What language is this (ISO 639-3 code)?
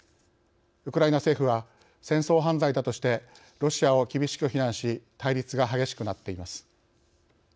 jpn